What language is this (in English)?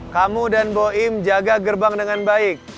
Indonesian